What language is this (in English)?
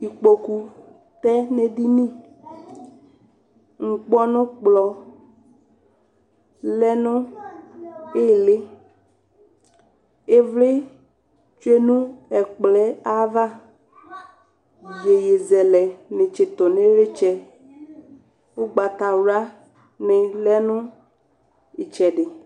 Ikposo